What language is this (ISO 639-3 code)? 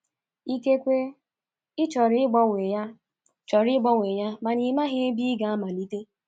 ibo